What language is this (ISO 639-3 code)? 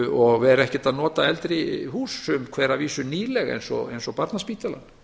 isl